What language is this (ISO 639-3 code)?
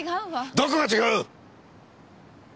jpn